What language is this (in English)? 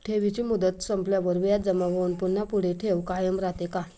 Marathi